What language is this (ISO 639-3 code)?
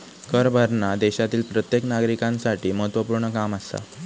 mar